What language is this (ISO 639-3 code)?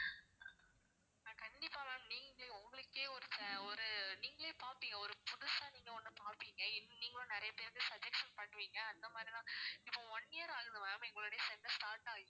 tam